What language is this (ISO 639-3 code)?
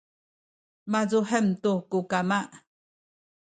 szy